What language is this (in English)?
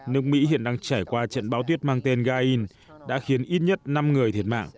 Vietnamese